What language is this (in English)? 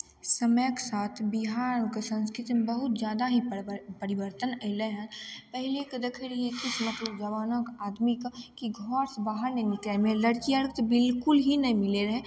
Maithili